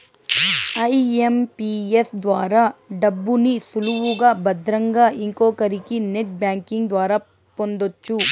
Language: Telugu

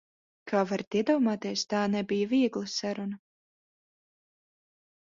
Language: Latvian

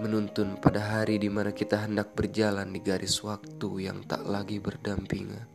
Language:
Indonesian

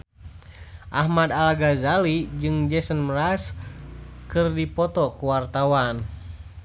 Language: Sundanese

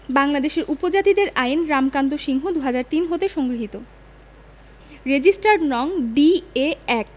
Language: Bangla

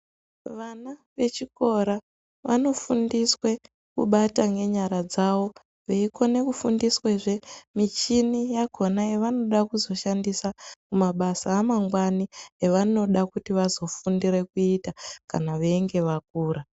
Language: Ndau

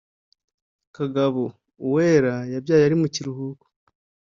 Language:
Kinyarwanda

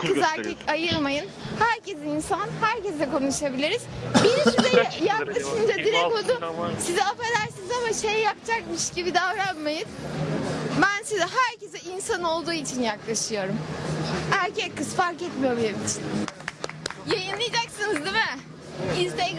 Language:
Turkish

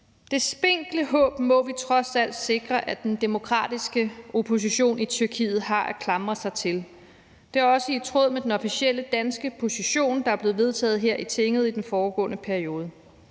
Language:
Danish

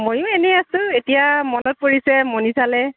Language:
Assamese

